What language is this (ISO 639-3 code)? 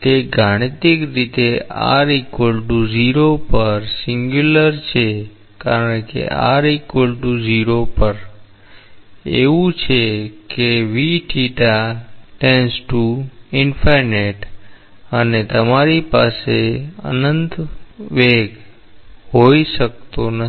guj